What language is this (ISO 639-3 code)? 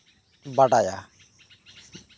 sat